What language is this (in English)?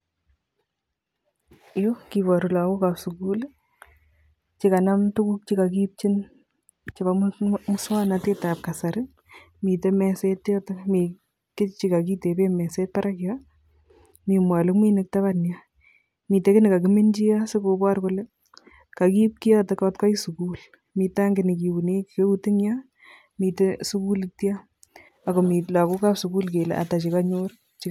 Kalenjin